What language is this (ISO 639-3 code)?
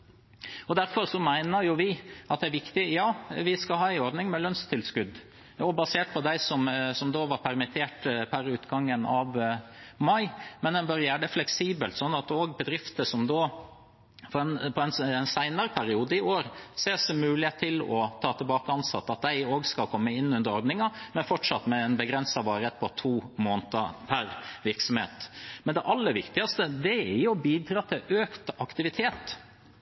nob